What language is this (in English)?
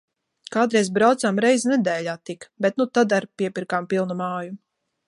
Latvian